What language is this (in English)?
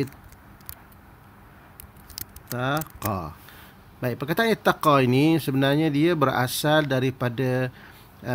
Malay